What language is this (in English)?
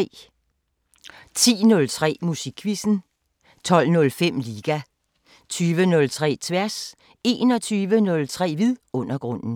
Danish